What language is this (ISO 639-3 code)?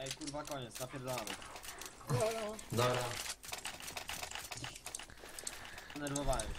pol